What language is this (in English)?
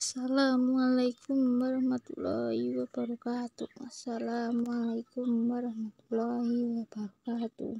Indonesian